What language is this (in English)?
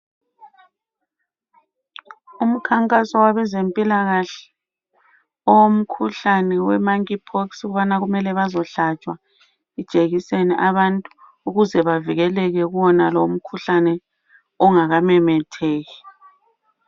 North Ndebele